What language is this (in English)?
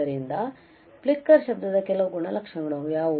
Kannada